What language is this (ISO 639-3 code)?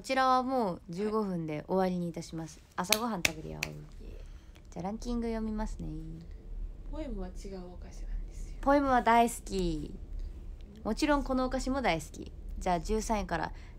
jpn